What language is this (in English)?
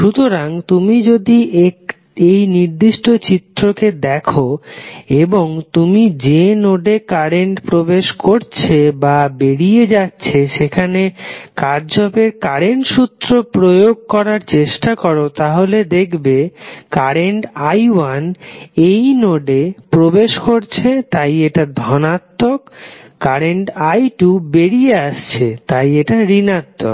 Bangla